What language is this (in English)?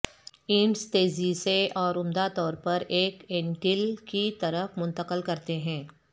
Urdu